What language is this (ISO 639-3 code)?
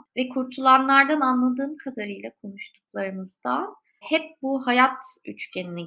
tur